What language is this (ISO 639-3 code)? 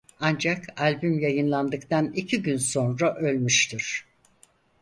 tur